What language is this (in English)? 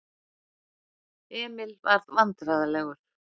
Icelandic